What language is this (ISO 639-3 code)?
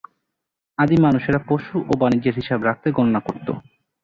ben